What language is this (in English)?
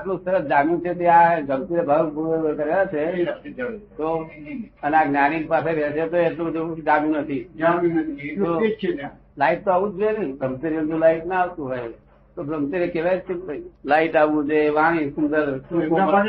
Gujarati